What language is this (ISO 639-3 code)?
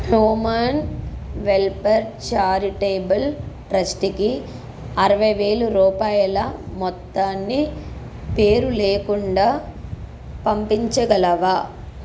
tel